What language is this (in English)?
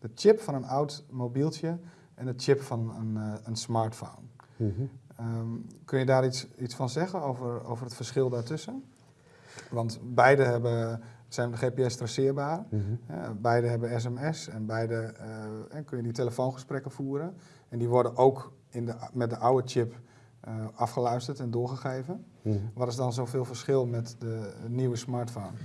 Dutch